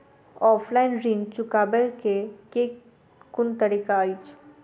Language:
Maithili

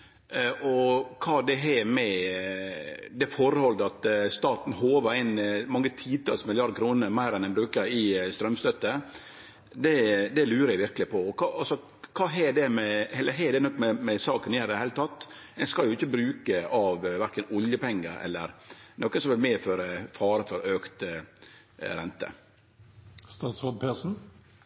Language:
Norwegian Nynorsk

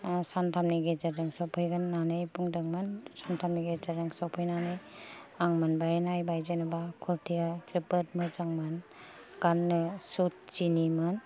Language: Bodo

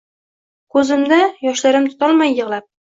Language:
Uzbek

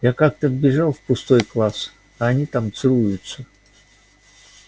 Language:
Russian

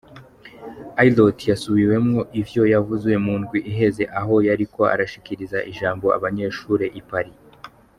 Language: Kinyarwanda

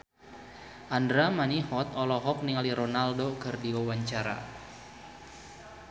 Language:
Sundanese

